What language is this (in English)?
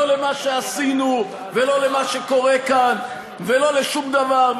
Hebrew